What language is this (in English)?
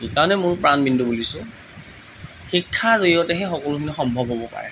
Assamese